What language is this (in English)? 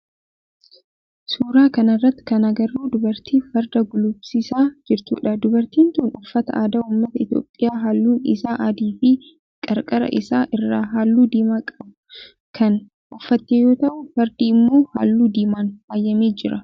Oromo